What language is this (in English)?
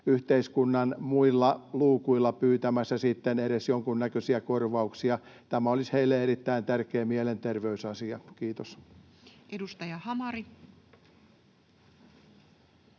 Finnish